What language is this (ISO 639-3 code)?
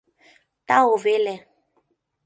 chm